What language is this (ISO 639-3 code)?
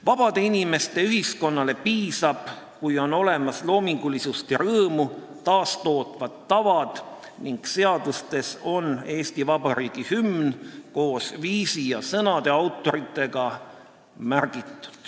est